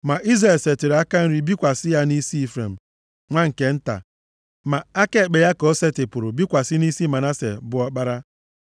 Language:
Igbo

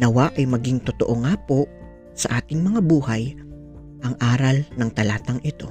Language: Filipino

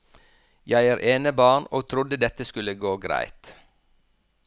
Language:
Norwegian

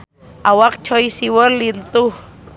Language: Sundanese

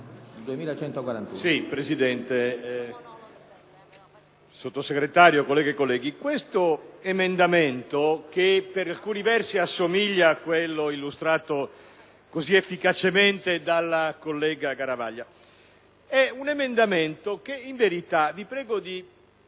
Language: Italian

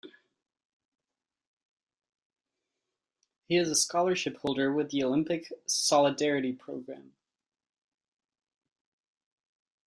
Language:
English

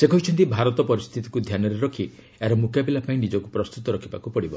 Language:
Odia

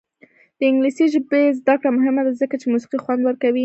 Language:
Pashto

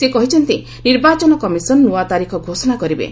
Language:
Odia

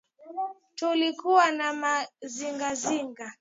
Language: Swahili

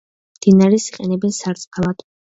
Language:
Georgian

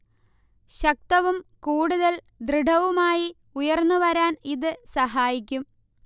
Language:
Malayalam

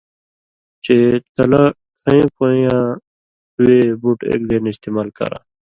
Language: Indus Kohistani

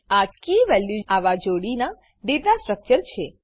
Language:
Gujarati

